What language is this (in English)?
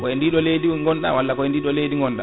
Fula